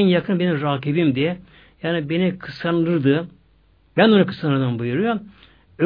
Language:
Turkish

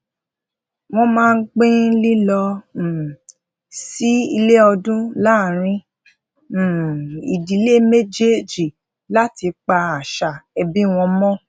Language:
Yoruba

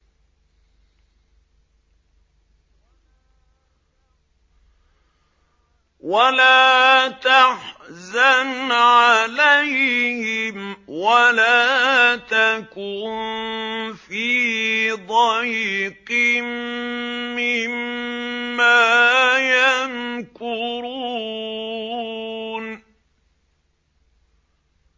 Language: Arabic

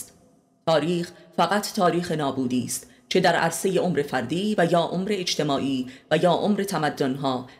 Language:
Persian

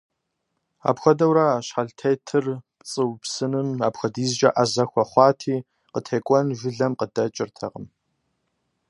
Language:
Kabardian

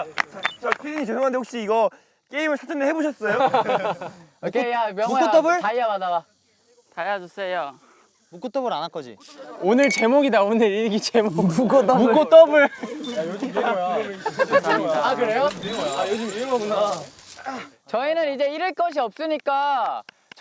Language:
Korean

